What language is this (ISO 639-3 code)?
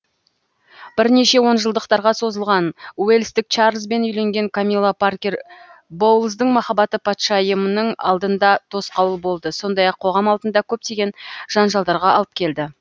kaz